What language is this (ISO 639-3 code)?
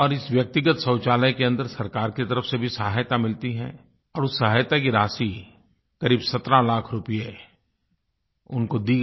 hin